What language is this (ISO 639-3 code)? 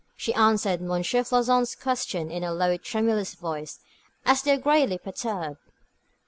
eng